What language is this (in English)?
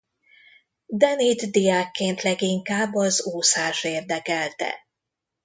Hungarian